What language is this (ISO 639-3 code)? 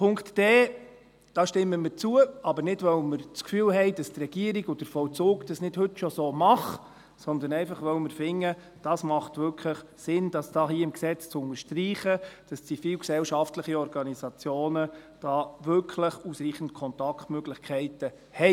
gsw